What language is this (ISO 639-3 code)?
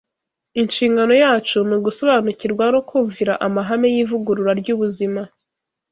kin